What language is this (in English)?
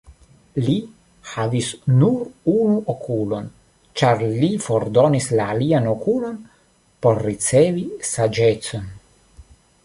Esperanto